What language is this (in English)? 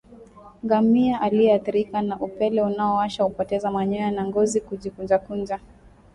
Swahili